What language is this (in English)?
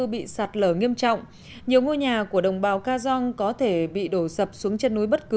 Vietnamese